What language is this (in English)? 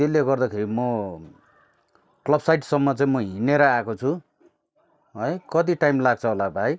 Nepali